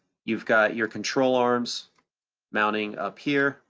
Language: English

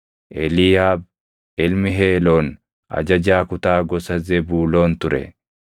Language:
Oromo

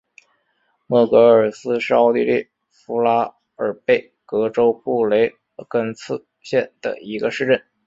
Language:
Chinese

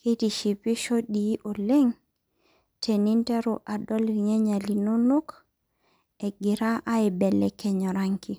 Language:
Masai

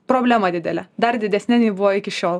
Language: Lithuanian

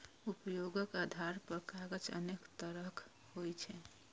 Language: Maithili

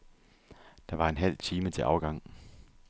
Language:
Danish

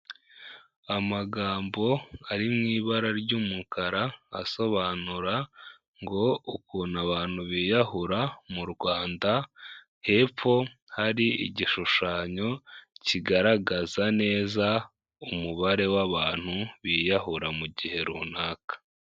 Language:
Kinyarwanda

